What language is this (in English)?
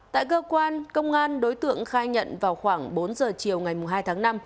Vietnamese